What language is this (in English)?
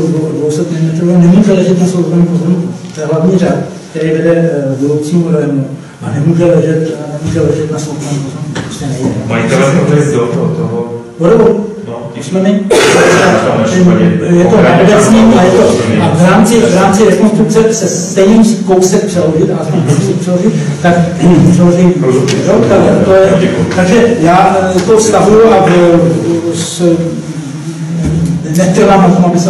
Czech